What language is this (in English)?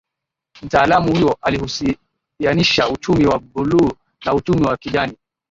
Swahili